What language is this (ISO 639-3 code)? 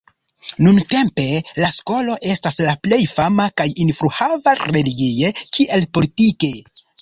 epo